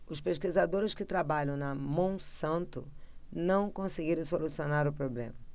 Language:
Portuguese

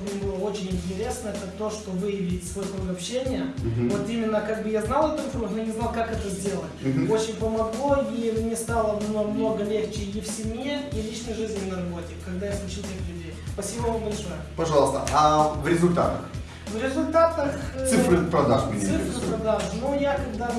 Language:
Russian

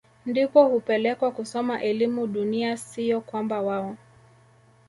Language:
Swahili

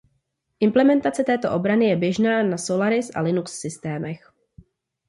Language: Czech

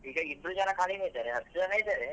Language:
Kannada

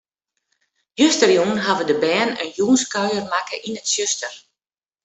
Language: Western Frisian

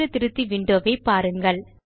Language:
Tamil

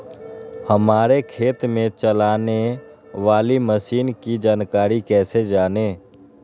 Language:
Magahi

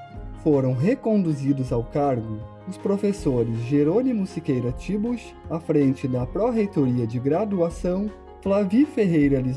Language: Portuguese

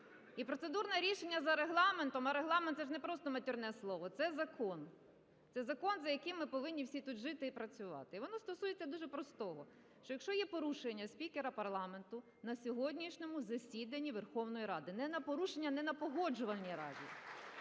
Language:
Ukrainian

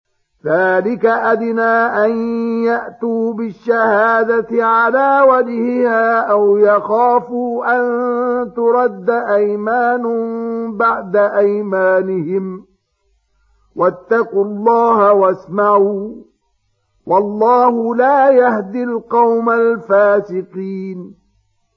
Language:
Arabic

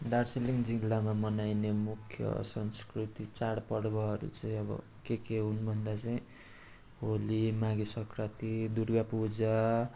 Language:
Nepali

